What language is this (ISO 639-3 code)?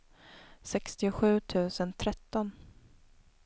swe